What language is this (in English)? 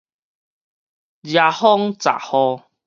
Min Nan Chinese